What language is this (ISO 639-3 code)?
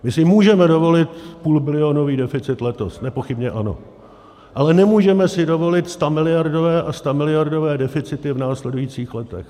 ces